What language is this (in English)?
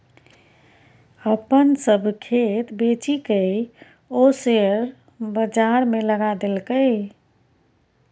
Maithili